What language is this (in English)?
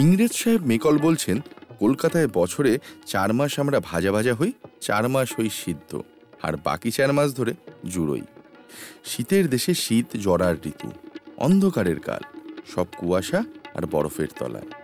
Bangla